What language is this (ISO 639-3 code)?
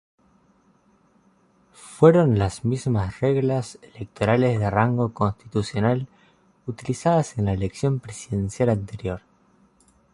spa